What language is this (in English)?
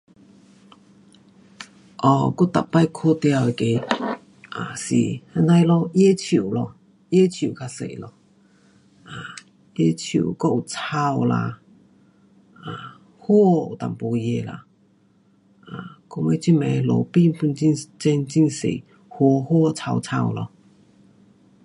Pu-Xian Chinese